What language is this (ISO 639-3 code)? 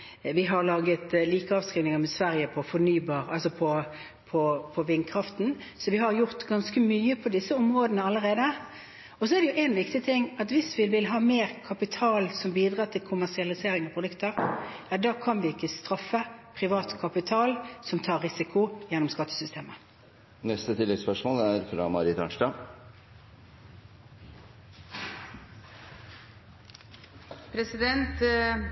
nor